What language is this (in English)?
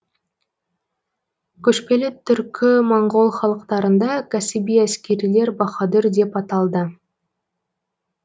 Kazakh